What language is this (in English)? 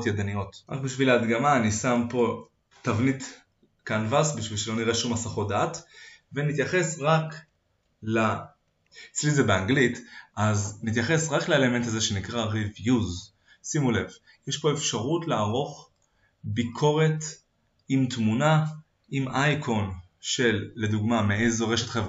Hebrew